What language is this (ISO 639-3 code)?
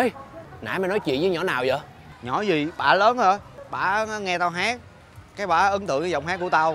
vie